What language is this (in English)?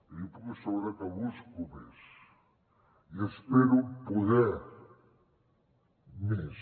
Catalan